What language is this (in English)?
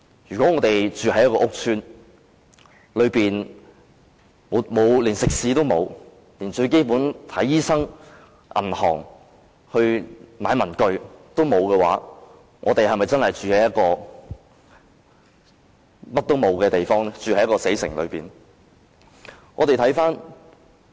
Cantonese